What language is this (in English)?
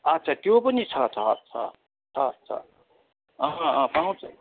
Nepali